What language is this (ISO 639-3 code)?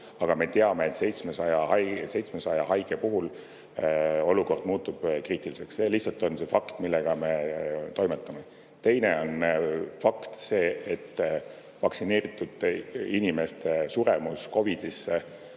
est